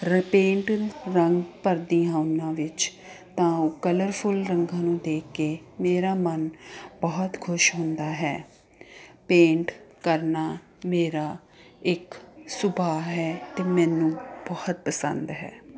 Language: Punjabi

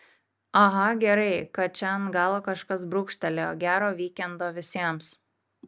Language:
Lithuanian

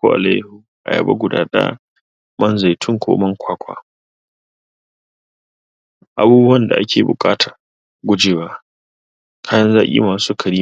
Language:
Hausa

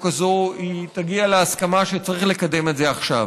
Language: Hebrew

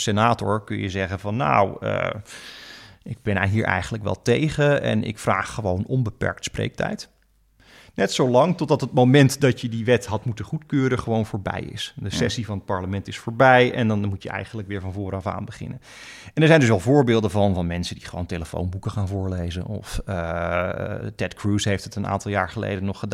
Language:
Dutch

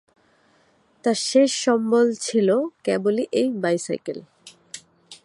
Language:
Bangla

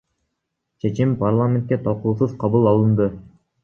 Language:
Kyrgyz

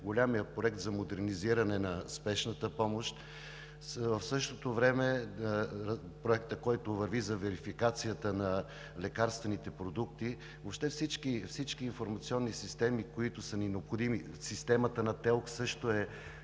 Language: Bulgarian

